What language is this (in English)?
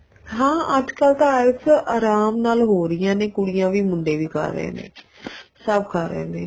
Punjabi